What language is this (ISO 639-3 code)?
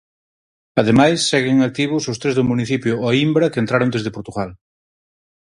glg